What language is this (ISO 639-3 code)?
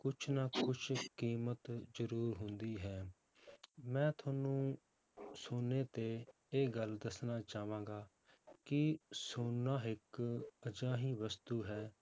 pan